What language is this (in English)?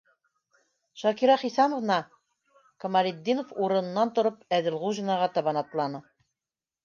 Bashkir